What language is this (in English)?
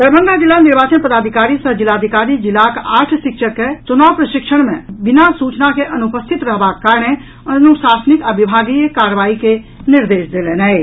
Maithili